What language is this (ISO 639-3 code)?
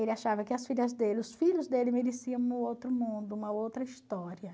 por